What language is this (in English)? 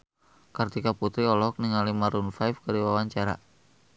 Sundanese